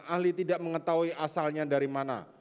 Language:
Indonesian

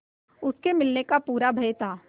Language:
Hindi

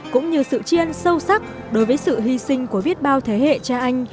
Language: Vietnamese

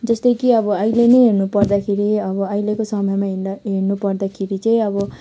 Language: Nepali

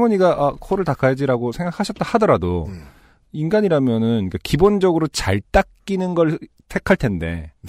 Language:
Korean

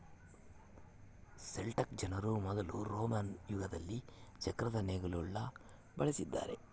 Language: Kannada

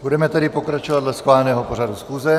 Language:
Czech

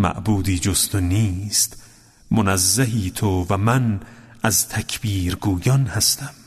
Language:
Persian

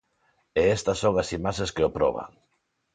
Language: Galician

